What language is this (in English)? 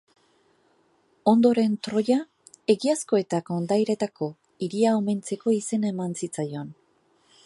Basque